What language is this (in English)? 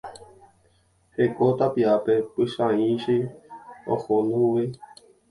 Guarani